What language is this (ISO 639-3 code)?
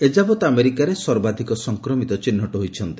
ori